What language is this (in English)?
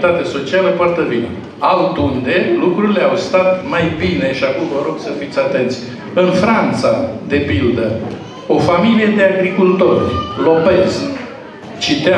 Romanian